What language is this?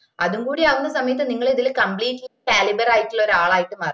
Malayalam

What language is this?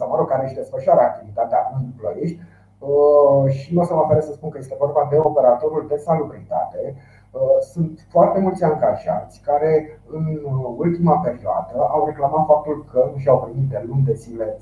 Romanian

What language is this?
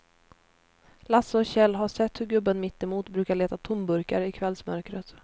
Swedish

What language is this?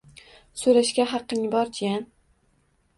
Uzbek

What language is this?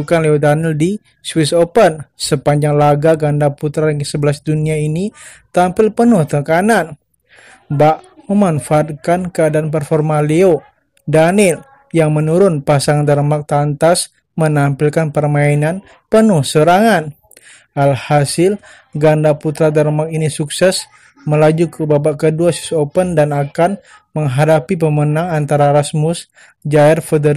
Indonesian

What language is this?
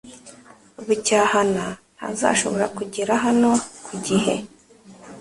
Kinyarwanda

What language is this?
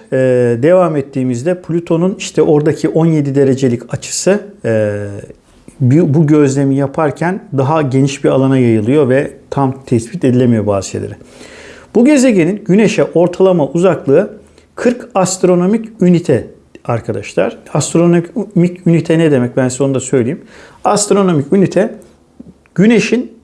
Turkish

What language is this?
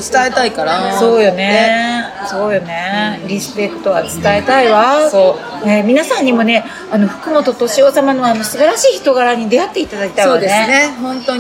Japanese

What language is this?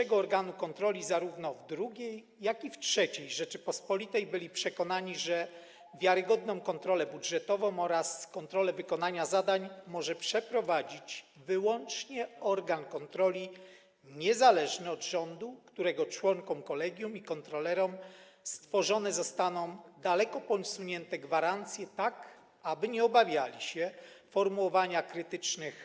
Polish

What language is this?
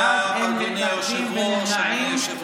Hebrew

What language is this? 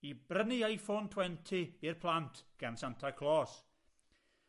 Welsh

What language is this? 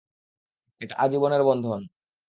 Bangla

